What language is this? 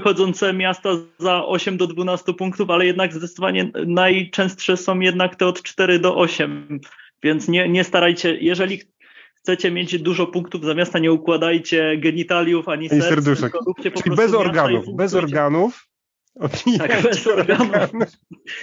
Polish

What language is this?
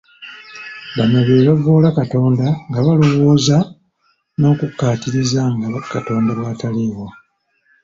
Ganda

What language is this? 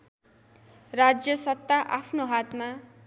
Nepali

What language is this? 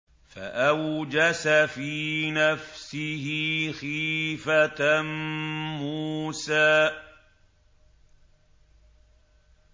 Arabic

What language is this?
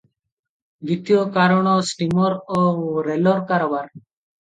Odia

